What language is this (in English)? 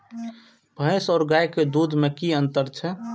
Maithili